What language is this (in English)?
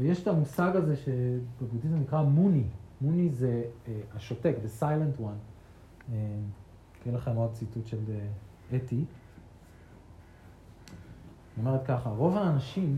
Hebrew